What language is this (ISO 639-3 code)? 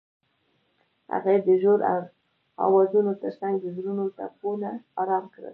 pus